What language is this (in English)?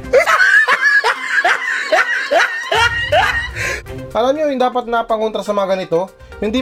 Filipino